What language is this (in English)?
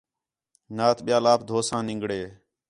Khetrani